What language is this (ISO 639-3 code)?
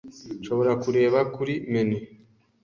kin